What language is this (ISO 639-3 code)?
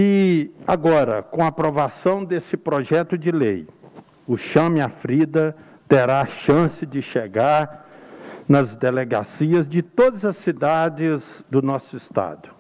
por